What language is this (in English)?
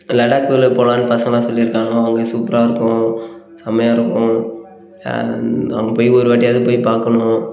Tamil